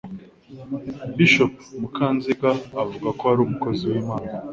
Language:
Kinyarwanda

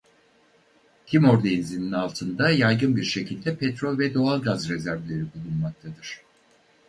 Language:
Turkish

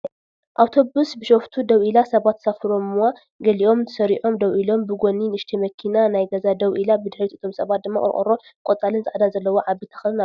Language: Tigrinya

